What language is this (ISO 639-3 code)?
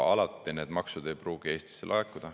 est